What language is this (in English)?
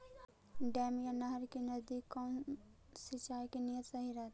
Magahi